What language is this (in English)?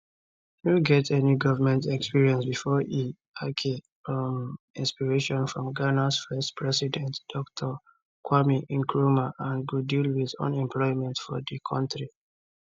Nigerian Pidgin